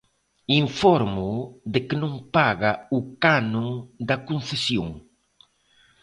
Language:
Galician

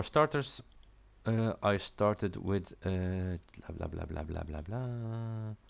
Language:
English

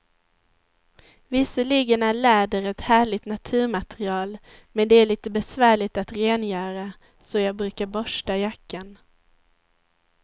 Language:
Swedish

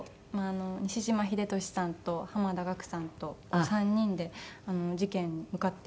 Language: Japanese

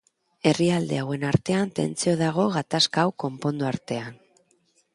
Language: Basque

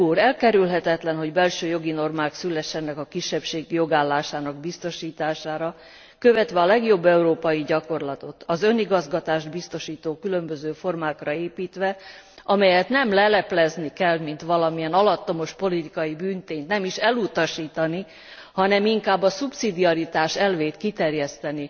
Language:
Hungarian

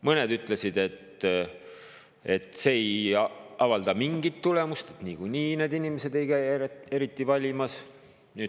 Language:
Estonian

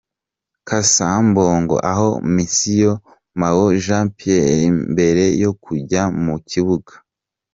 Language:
Kinyarwanda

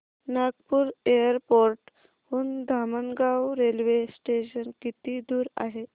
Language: Marathi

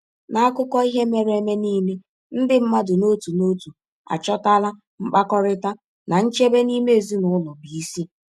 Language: Igbo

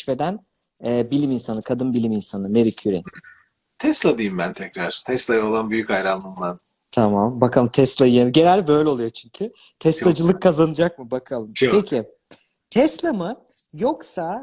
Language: Turkish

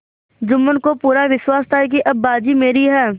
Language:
Hindi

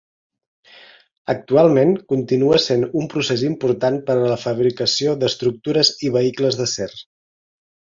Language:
Catalan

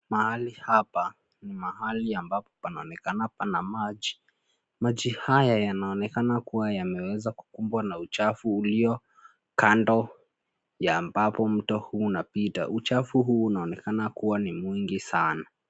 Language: Swahili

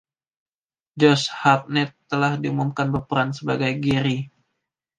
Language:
Indonesian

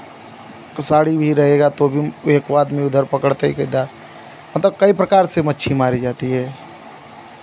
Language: Hindi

